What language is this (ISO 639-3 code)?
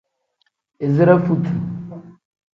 kdh